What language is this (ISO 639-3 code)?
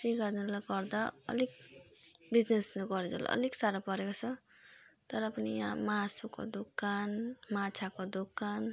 nep